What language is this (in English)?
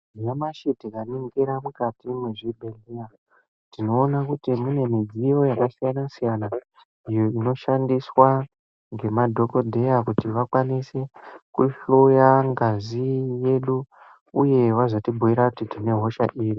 Ndau